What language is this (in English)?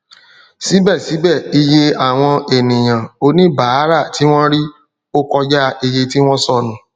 Yoruba